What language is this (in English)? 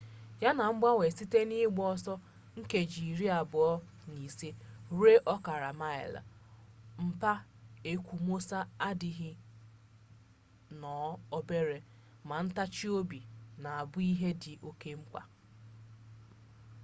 Igbo